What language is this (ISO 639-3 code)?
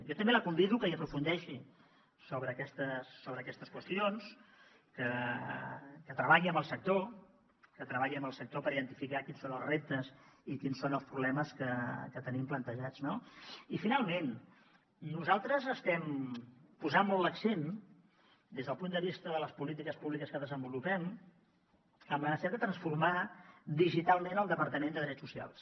cat